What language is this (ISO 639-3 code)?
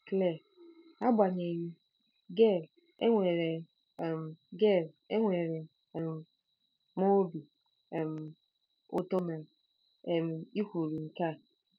ibo